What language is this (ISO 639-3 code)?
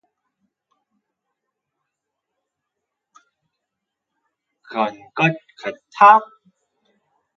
kor